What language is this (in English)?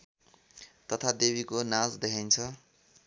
Nepali